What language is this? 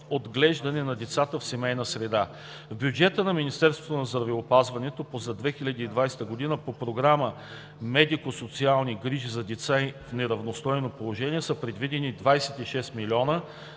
Bulgarian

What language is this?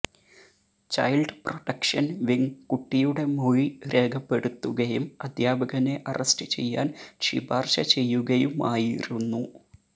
Malayalam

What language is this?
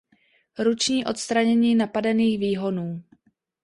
Czech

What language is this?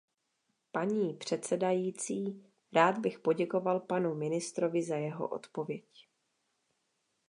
Czech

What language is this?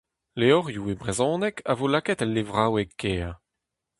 Breton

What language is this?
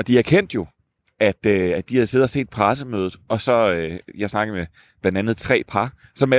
Danish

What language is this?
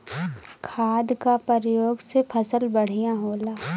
Bhojpuri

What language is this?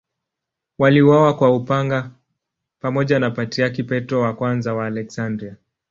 Swahili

